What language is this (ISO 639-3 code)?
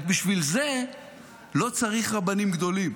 heb